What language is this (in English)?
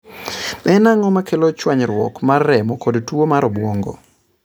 Luo (Kenya and Tanzania)